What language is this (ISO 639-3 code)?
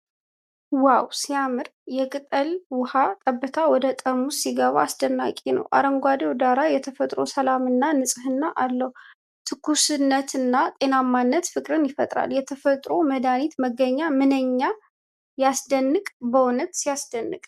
amh